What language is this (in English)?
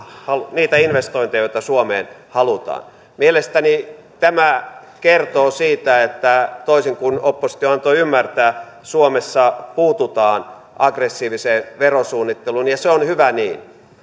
Finnish